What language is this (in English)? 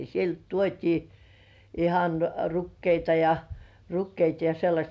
Finnish